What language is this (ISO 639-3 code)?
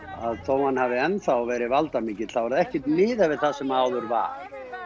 isl